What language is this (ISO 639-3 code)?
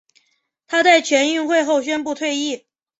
zho